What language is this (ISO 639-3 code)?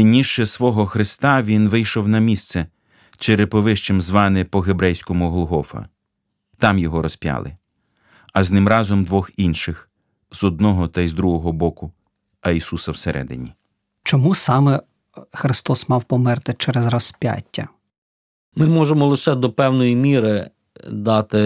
ukr